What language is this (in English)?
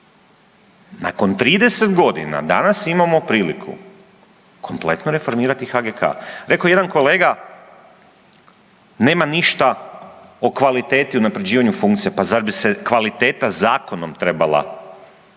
Croatian